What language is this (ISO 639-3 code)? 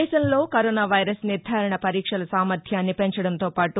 tel